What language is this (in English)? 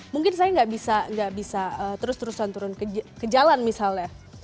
Indonesian